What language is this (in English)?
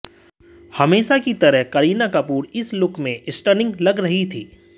Hindi